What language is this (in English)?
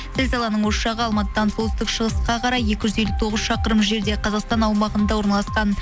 Kazakh